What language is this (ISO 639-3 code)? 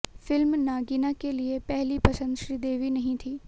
hin